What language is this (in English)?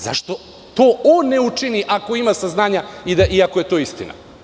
Serbian